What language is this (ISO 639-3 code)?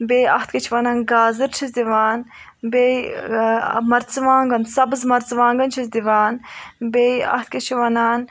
kas